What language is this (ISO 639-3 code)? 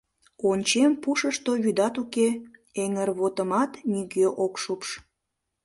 chm